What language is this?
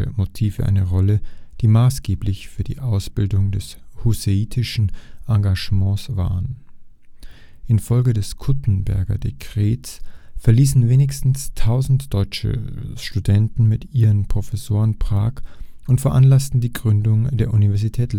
German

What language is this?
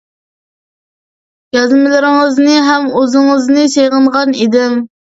Uyghur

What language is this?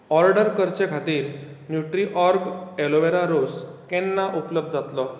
Konkani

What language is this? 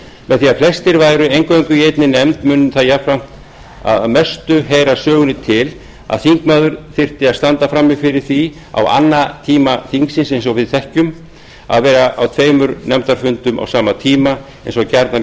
Icelandic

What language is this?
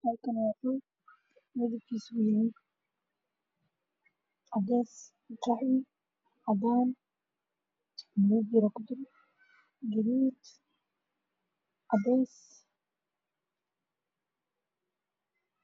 Somali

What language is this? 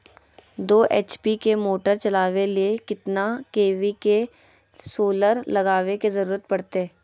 Magahi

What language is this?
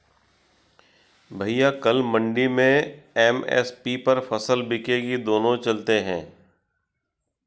Hindi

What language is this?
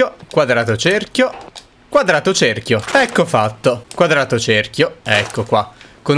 Italian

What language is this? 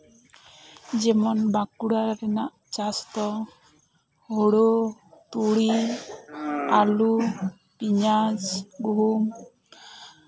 Santali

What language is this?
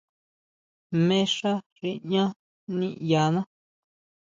Huautla Mazatec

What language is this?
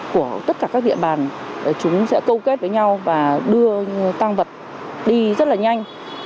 Vietnamese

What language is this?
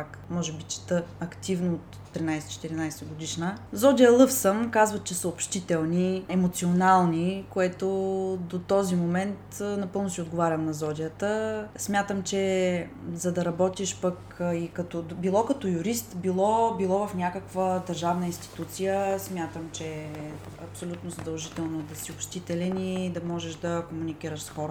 Bulgarian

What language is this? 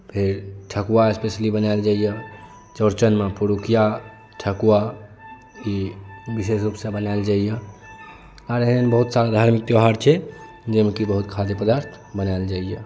Maithili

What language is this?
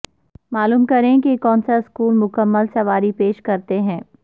Urdu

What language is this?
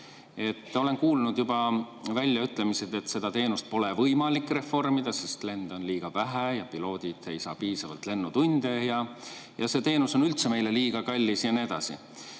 Estonian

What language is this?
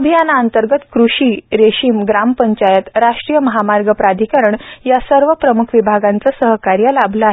Marathi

